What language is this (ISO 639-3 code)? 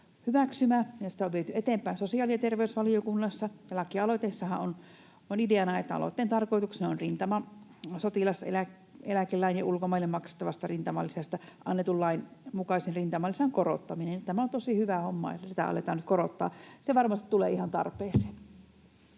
fin